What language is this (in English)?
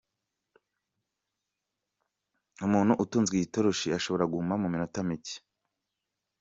Kinyarwanda